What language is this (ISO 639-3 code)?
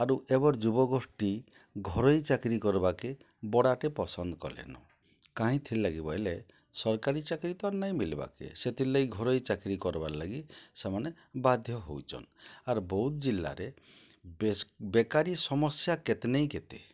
ori